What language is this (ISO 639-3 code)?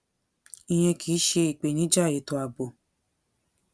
yor